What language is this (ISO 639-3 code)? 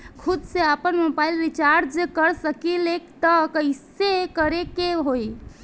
bho